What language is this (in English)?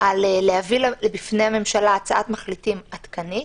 Hebrew